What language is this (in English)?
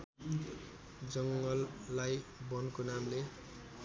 Nepali